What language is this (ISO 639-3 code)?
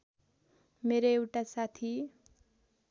nep